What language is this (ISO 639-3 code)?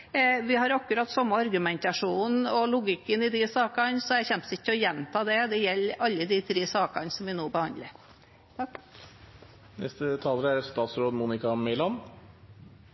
nob